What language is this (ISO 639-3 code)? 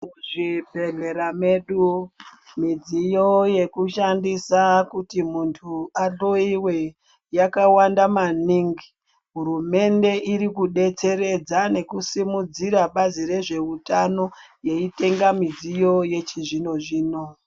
ndc